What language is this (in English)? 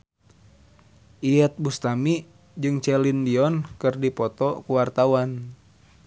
Sundanese